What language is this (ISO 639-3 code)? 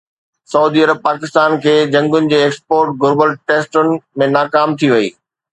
snd